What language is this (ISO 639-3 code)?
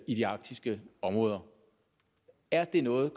dan